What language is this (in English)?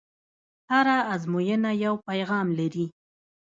Pashto